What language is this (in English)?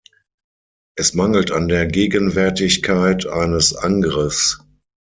German